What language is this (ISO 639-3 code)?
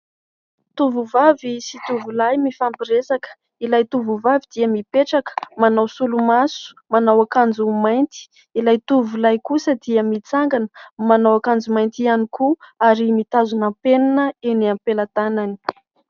mlg